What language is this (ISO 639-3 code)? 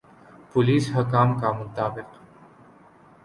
urd